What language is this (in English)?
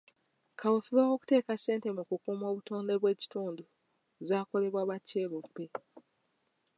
Ganda